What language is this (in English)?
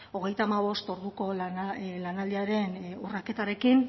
Basque